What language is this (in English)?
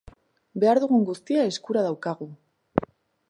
Basque